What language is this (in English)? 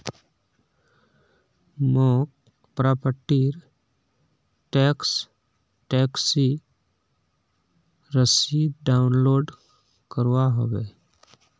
Magahi